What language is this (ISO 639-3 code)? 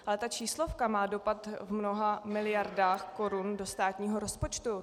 ces